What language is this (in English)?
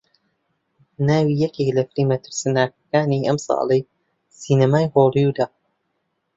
Central Kurdish